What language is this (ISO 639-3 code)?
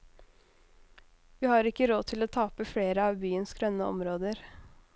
nor